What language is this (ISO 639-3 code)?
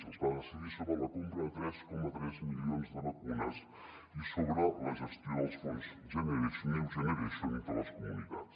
cat